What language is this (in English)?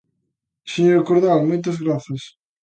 Galician